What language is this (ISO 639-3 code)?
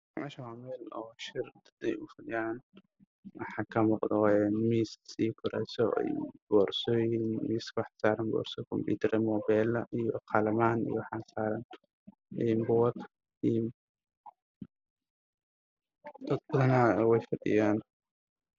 som